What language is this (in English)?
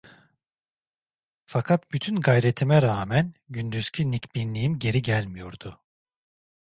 Turkish